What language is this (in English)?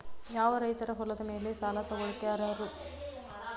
Kannada